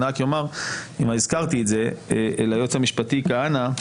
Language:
Hebrew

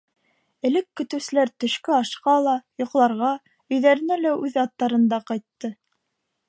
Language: Bashkir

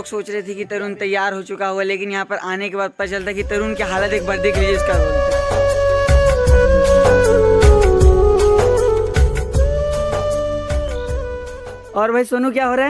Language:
Hindi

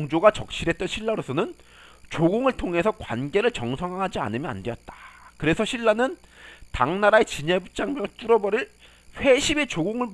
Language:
Korean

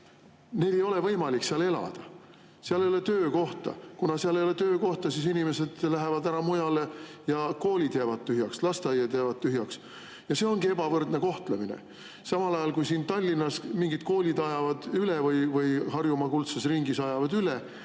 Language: Estonian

